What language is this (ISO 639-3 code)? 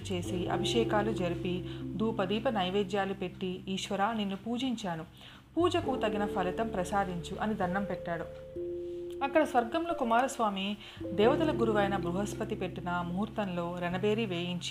tel